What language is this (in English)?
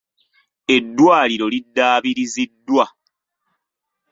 Ganda